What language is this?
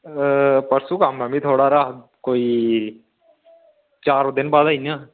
Dogri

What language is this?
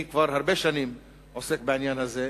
Hebrew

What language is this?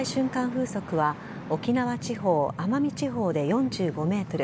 Japanese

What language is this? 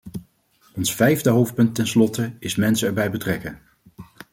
Dutch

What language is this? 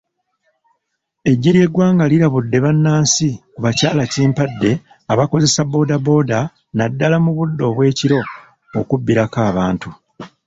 Ganda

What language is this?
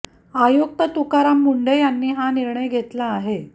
Marathi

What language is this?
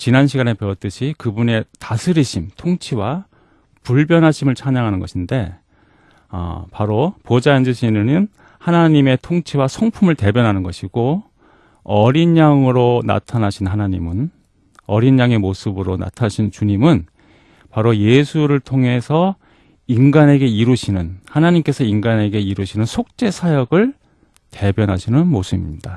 Korean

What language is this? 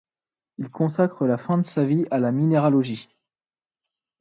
French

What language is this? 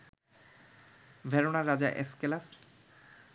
Bangla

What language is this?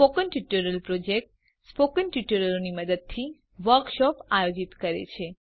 Gujarati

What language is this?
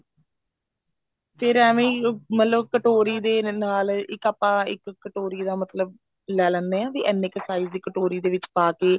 Punjabi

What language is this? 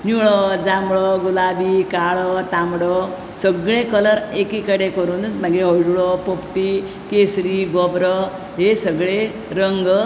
Konkani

